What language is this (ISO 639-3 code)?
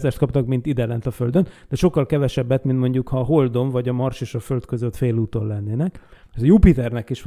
hun